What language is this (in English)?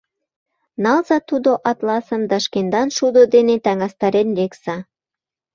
Mari